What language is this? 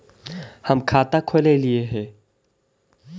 Magahi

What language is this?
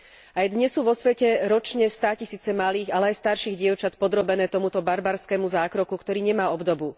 Slovak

